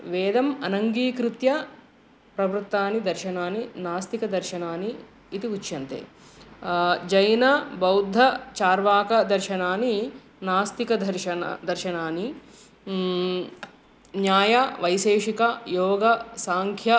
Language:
Sanskrit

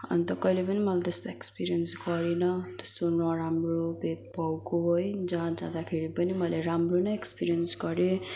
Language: Nepali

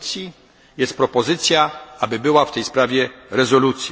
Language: Polish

